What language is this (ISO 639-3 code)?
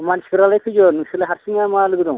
brx